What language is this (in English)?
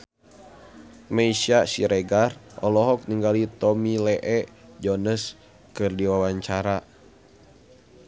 Sundanese